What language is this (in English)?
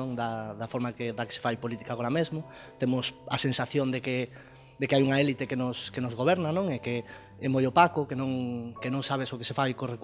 Galician